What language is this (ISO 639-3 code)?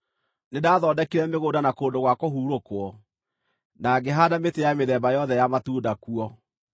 kik